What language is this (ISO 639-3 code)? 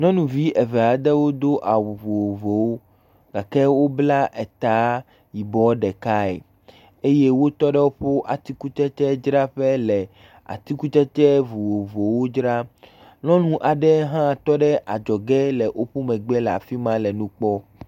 ewe